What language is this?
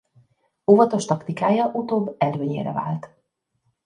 Hungarian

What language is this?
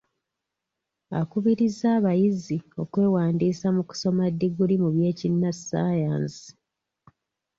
Ganda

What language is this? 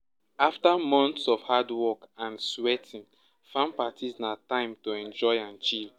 Nigerian Pidgin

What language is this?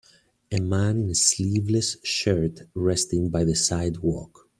English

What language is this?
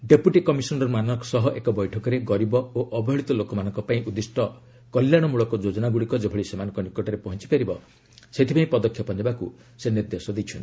Odia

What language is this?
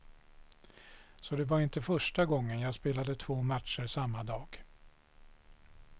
Swedish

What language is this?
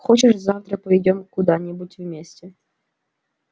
Russian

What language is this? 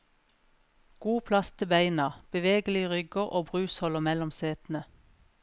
Norwegian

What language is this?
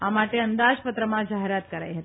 Gujarati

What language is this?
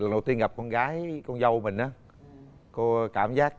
Vietnamese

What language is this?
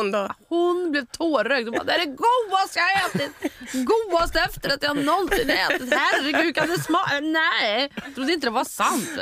Swedish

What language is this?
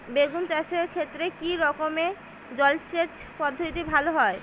Bangla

